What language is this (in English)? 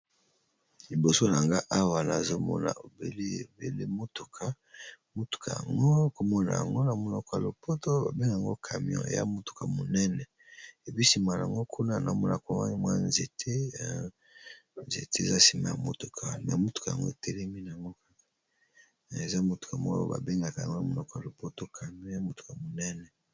Lingala